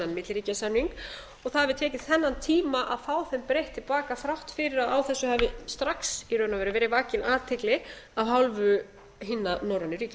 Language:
Icelandic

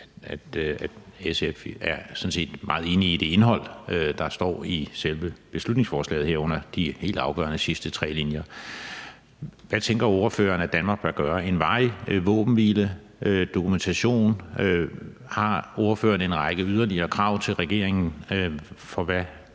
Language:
Danish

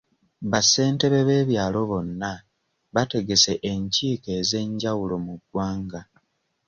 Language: Ganda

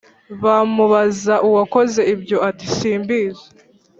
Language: Kinyarwanda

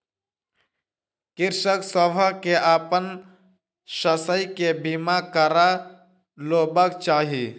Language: Maithili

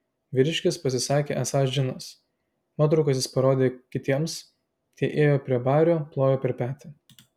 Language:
Lithuanian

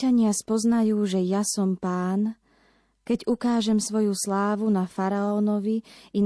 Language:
Slovak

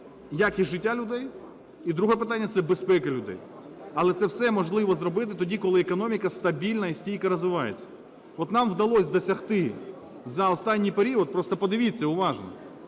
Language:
Ukrainian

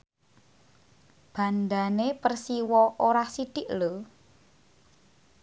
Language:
Javanese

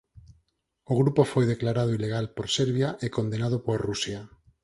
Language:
Galician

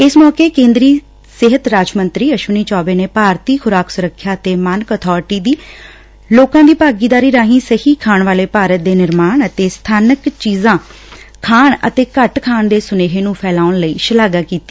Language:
Punjabi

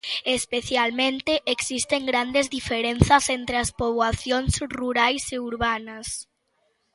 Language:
Galician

